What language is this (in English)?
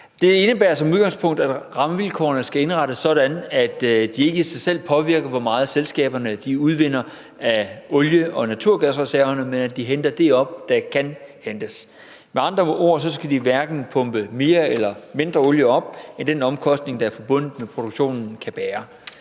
Danish